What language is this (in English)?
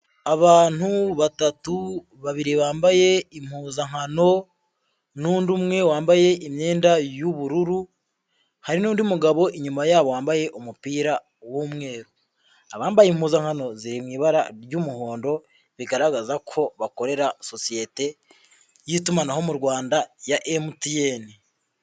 Kinyarwanda